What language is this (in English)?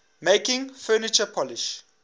English